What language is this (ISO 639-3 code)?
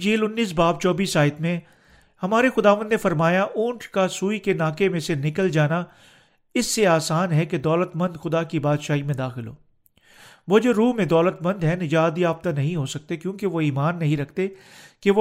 urd